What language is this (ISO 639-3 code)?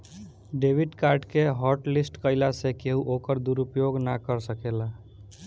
bho